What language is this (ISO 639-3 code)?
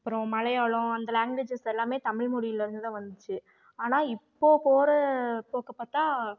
tam